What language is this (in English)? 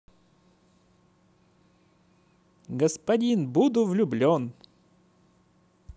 Russian